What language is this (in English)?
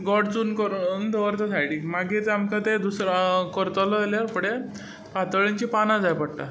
Konkani